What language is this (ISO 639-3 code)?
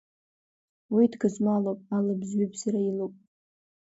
abk